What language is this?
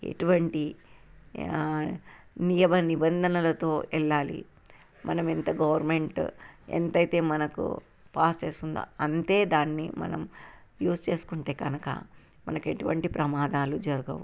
Telugu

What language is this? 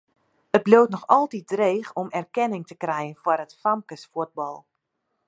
Western Frisian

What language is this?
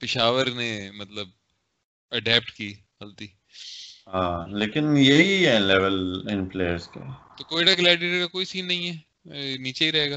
Urdu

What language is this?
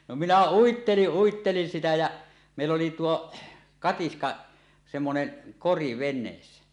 Finnish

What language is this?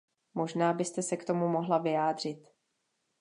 Czech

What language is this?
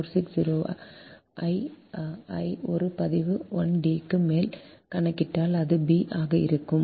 Tamil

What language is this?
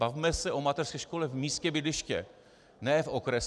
Czech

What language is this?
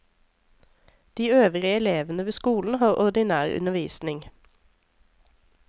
Norwegian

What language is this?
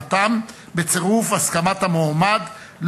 Hebrew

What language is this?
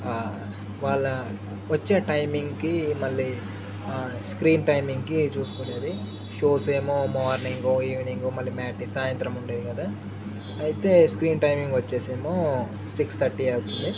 Telugu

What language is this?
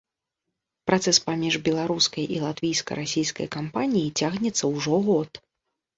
Belarusian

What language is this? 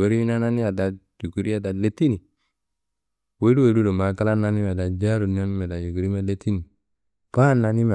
Kanembu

